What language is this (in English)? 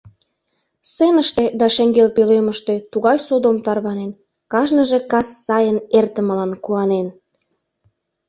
Mari